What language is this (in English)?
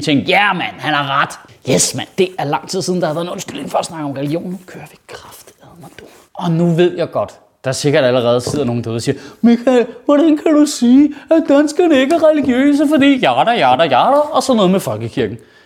Danish